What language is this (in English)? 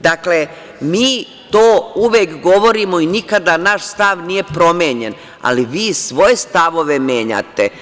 Serbian